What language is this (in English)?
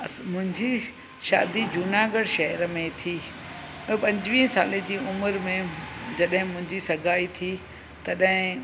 Sindhi